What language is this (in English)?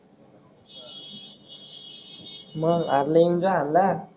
Marathi